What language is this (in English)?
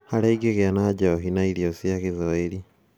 Kikuyu